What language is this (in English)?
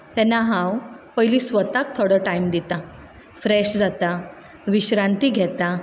Konkani